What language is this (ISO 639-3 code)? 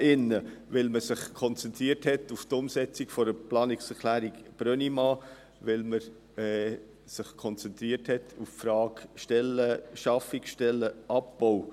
gsw